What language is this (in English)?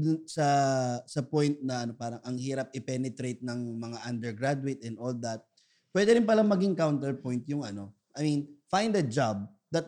Filipino